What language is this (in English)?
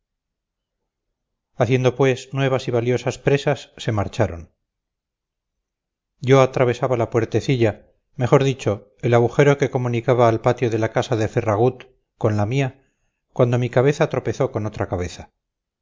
Spanish